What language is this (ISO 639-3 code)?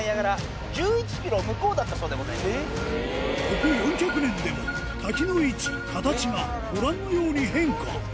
jpn